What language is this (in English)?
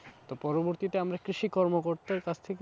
Bangla